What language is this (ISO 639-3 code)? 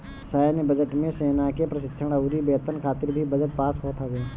bho